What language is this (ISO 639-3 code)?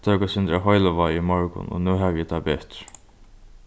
fao